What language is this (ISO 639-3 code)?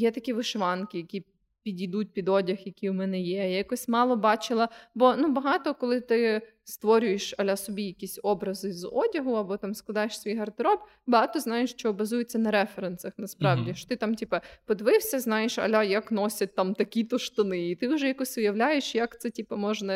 ukr